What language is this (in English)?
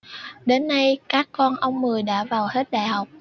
Vietnamese